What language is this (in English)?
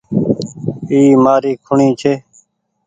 Goaria